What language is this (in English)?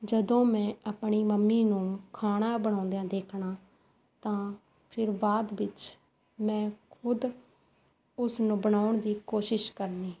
Punjabi